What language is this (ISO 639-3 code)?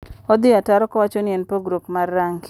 luo